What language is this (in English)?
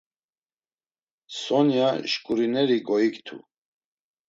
Laz